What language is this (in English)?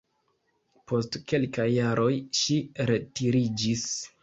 Esperanto